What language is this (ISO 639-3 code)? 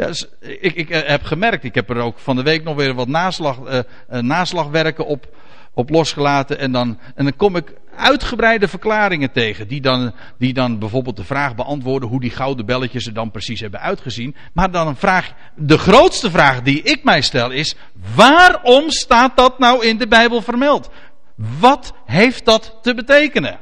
nld